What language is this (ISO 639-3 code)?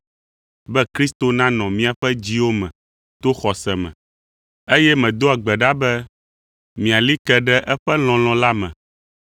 ewe